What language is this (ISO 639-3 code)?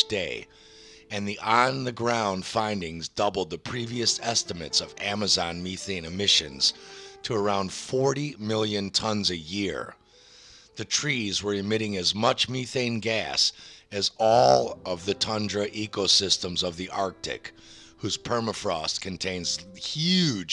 eng